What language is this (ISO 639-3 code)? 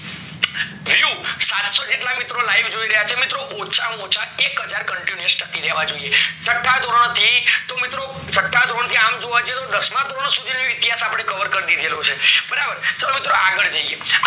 guj